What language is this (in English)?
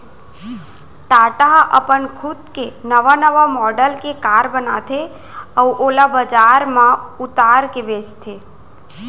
Chhattisgarhi